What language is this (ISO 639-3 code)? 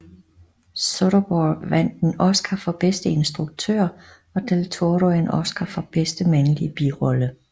dan